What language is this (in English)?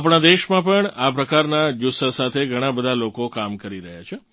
Gujarati